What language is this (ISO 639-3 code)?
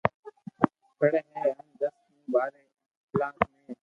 lrk